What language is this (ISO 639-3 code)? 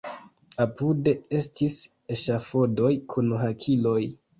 epo